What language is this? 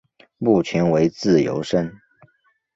Chinese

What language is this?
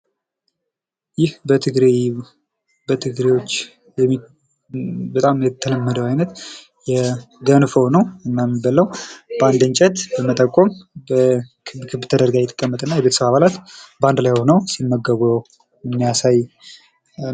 Amharic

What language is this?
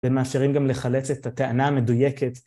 Hebrew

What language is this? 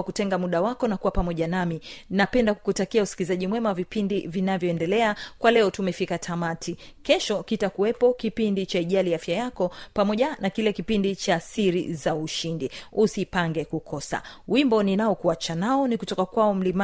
Swahili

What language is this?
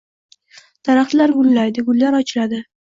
Uzbek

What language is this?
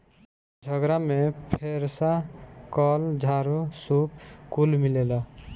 Bhojpuri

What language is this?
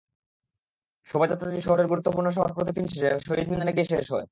Bangla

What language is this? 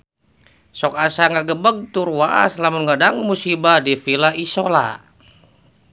Sundanese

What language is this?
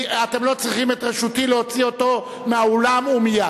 Hebrew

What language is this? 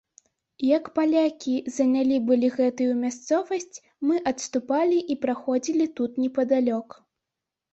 Belarusian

